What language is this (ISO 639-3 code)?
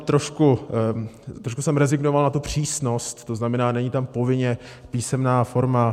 ces